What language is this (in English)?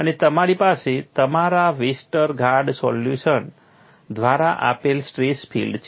Gujarati